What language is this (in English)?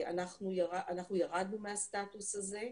Hebrew